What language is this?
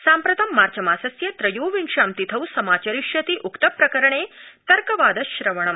Sanskrit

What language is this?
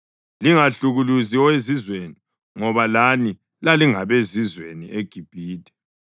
North Ndebele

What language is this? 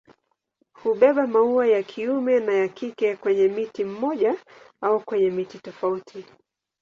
Swahili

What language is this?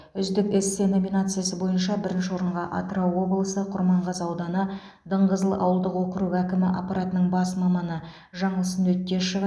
Kazakh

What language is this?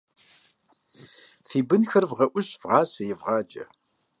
Kabardian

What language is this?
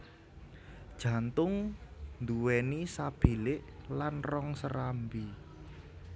Javanese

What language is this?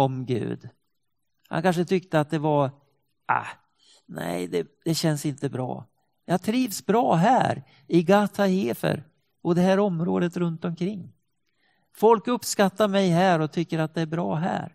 Swedish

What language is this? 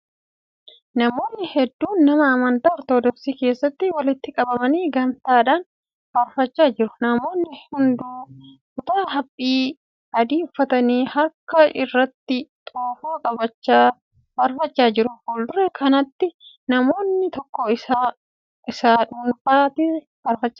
Oromo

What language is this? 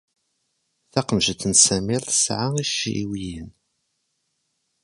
Kabyle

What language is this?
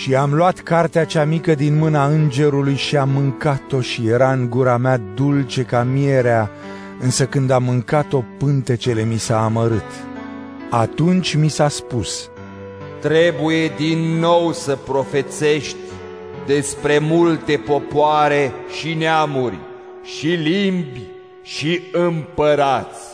Romanian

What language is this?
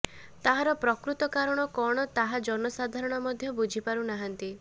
Odia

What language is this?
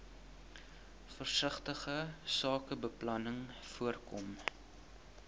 Afrikaans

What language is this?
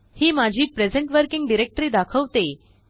Marathi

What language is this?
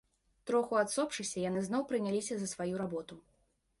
Belarusian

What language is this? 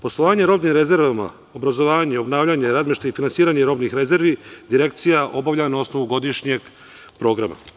Serbian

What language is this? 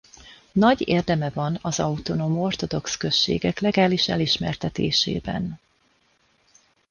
Hungarian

